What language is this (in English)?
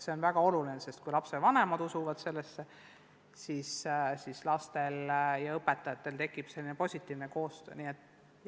Estonian